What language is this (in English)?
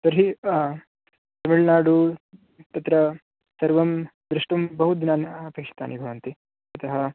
Sanskrit